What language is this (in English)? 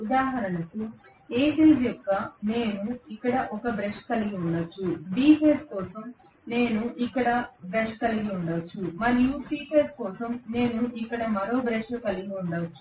Telugu